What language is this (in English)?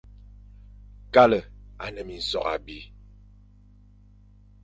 Fang